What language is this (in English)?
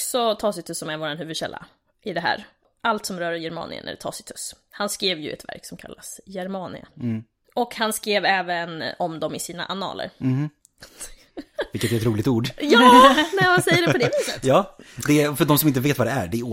Swedish